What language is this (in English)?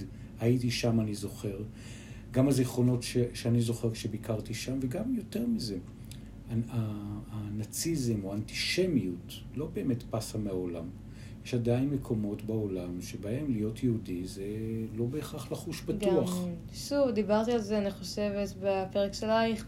Hebrew